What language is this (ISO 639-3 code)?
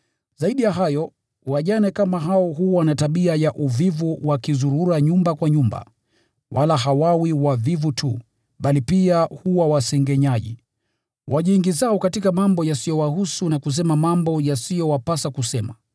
swa